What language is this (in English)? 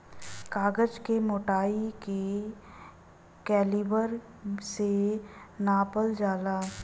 Bhojpuri